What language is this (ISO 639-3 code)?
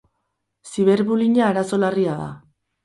eus